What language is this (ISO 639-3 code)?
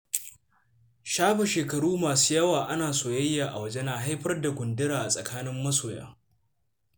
hau